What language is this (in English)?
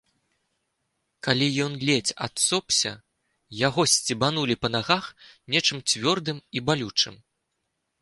Belarusian